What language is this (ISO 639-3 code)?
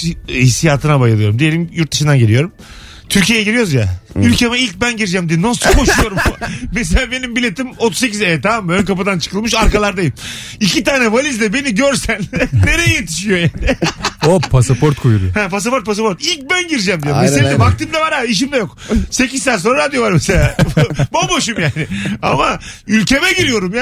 tur